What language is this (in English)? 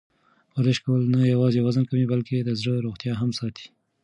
Pashto